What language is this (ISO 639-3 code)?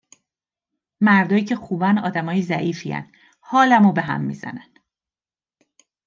fas